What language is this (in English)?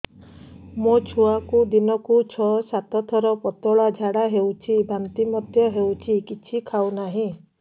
Odia